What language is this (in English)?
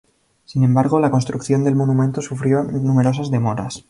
Spanish